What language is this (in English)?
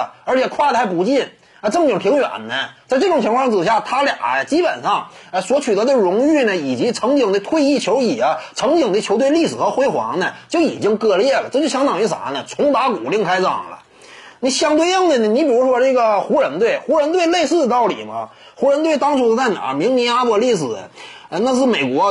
Chinese